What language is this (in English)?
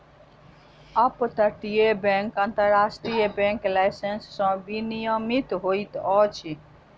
Maithili